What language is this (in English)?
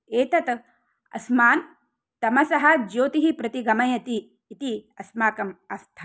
Sanskrit